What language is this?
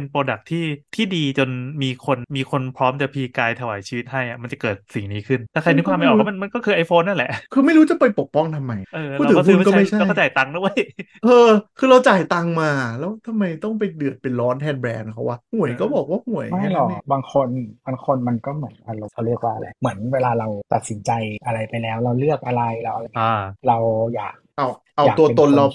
Thai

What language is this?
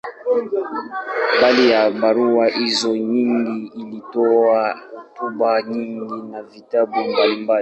Swahili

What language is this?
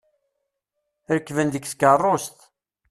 Kabyle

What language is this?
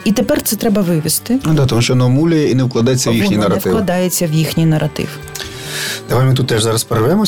Ukrainian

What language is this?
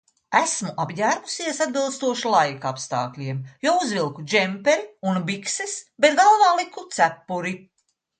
Latvian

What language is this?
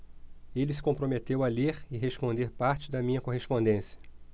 Portuguese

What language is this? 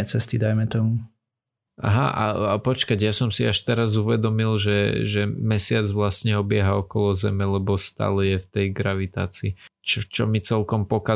Slovak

